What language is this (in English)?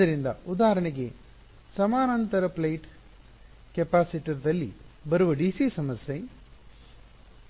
Kannada